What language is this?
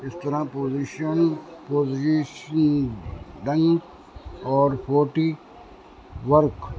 Urdu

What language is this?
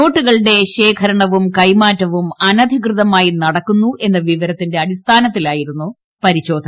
Malayalam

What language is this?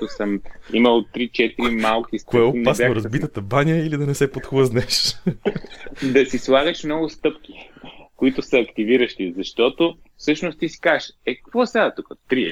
Bulgarian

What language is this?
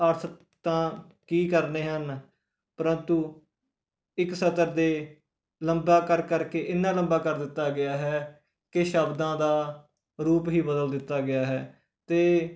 Punjabi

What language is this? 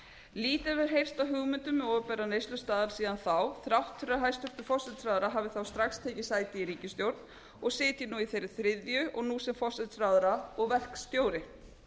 Icelandic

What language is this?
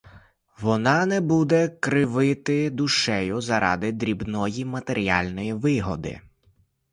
Ukrainian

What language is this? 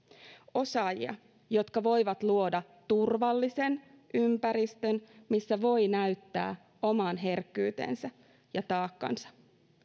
Finnish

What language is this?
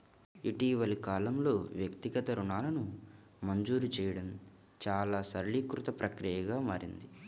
Telugu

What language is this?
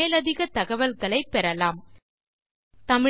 Tamil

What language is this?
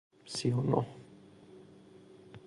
Persian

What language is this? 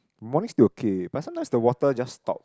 English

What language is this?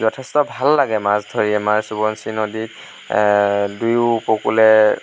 Assamese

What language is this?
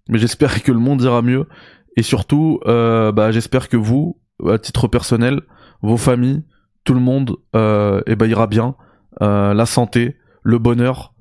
French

